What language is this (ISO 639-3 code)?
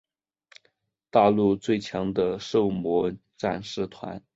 zho